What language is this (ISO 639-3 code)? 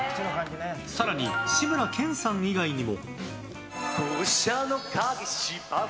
jpn